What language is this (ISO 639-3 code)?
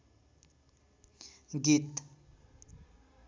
nep